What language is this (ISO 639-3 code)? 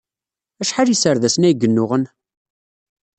kab